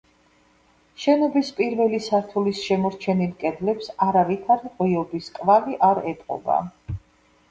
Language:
Georgian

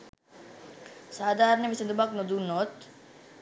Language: Sinhala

